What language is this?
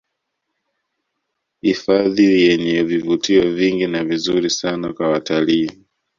Swahili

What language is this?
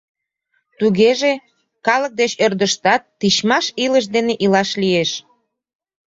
Mari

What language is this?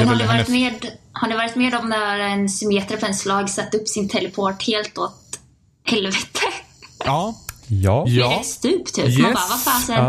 Swedish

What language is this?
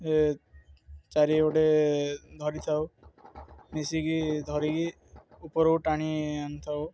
Odia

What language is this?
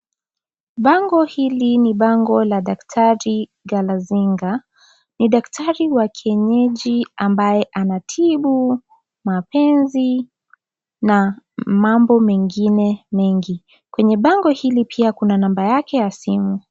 Swahili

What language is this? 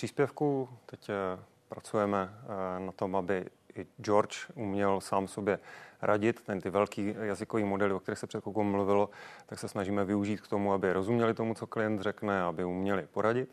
Czech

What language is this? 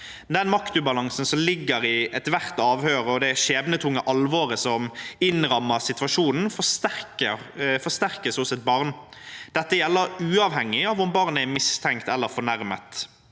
Norwegian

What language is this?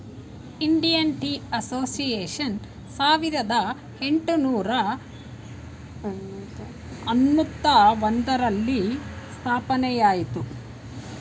Kannada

